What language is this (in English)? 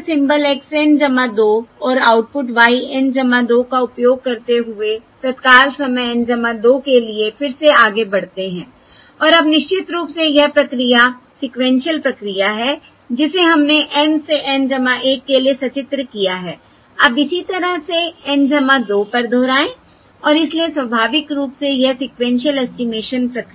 Hindi